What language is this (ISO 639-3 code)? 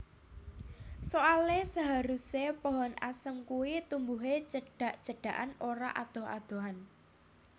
jav